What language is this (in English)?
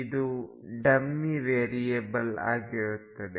Kannada